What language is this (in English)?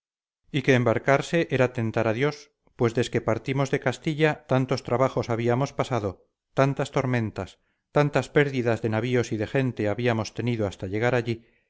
Spanish